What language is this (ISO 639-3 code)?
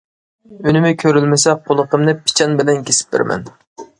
uig